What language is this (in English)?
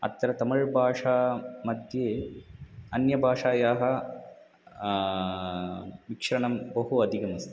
Sanskrit